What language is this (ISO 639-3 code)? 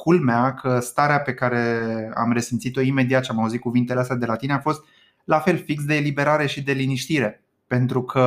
ron